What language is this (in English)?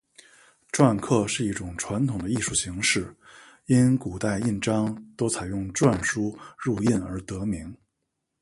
Chinese